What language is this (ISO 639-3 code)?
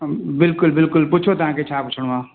snd